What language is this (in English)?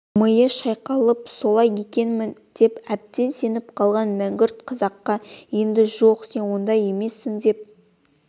Kazakh